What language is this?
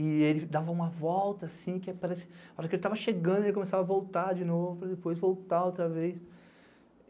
Portuguese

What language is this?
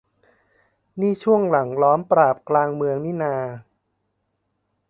Thai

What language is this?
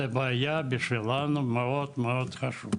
Hebrew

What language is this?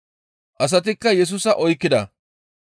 Gamo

